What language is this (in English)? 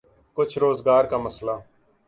Urdu